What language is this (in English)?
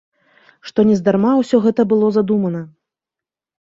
Belarusian